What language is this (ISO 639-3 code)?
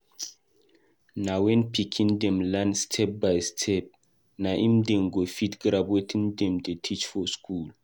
pcm